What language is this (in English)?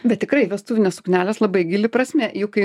Lithuanian